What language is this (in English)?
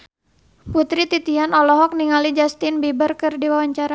Sundanese